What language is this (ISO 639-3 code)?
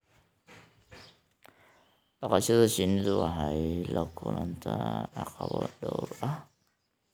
som